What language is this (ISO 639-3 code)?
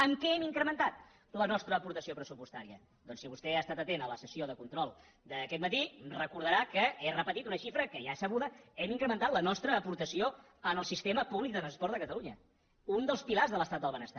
cat